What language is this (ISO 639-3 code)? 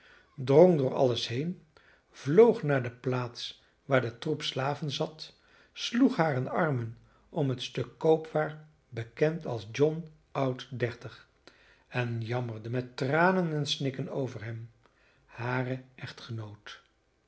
nld